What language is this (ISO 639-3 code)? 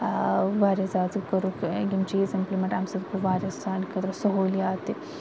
kas